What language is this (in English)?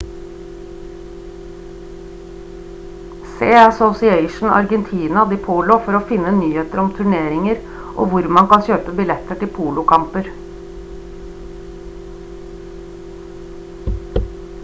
Norwegian Bokmål